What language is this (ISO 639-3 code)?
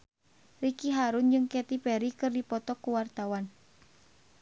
sun